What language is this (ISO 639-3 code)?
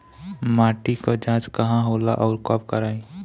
bho